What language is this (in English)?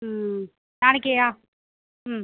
Tamil